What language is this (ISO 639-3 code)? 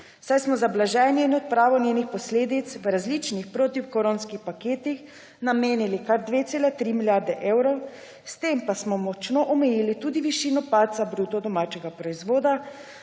slv